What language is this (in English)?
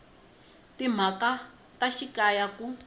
Tsonga